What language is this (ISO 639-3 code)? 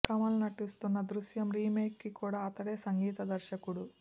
tel